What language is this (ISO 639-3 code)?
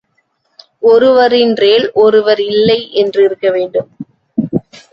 tam